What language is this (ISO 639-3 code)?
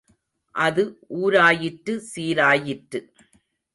tam